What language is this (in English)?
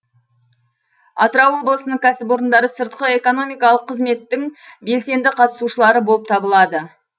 Kazakh